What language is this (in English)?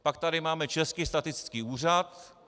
Czech